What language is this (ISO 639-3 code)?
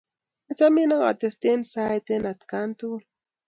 kln